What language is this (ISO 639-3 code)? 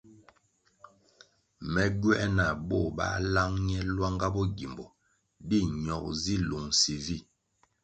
nmg